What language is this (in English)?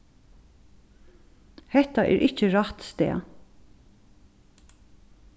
Faroese